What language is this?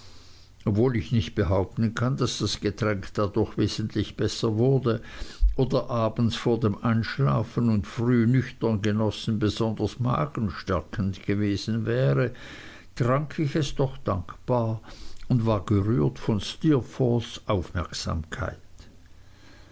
German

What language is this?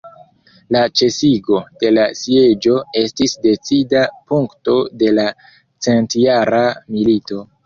Esperanto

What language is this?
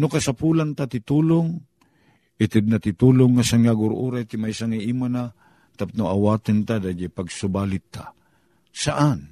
Filipino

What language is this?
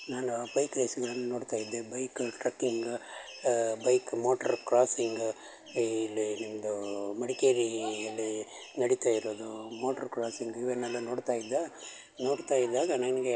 Kannada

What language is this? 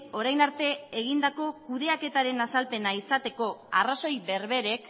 Basque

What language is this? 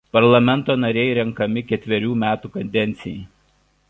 Lithuanian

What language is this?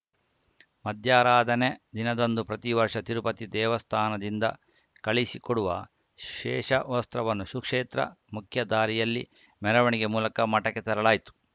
Kannada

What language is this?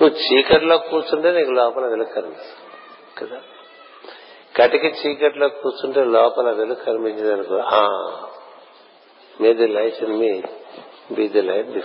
Telugu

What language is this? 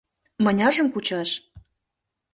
Mari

